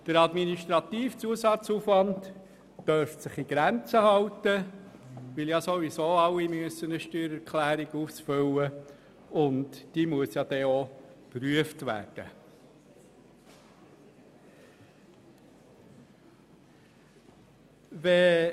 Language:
Swiss German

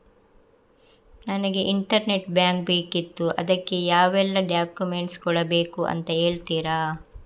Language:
Kannada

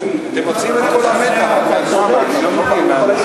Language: Hebrew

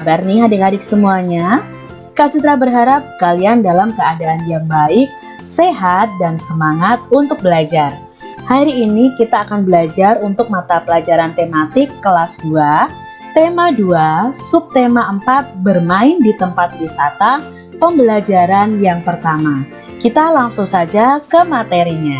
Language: Indonesian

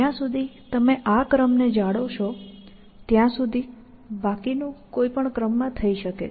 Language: Gujarati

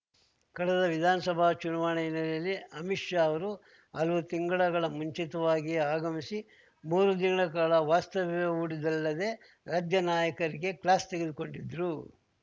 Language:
Kannada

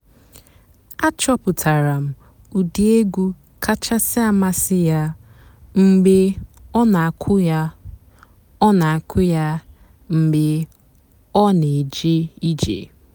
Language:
Igbo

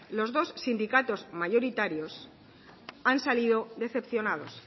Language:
Spanish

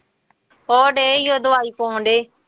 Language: Punjabi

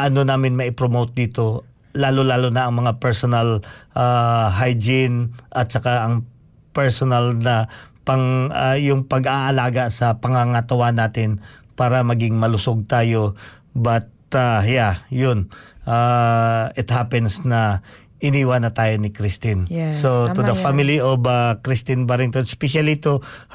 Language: Filipino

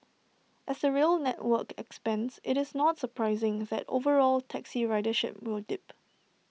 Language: English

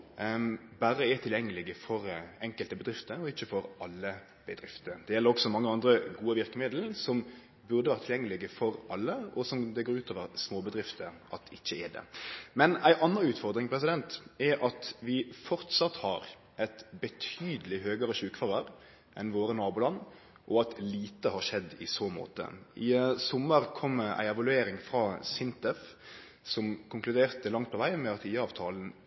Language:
Norwegian Nynorsk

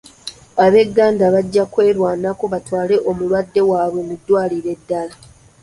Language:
Ganda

